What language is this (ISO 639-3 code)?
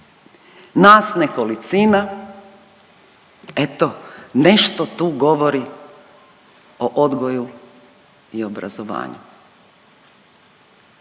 hrv